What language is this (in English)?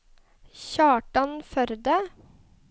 Norwegian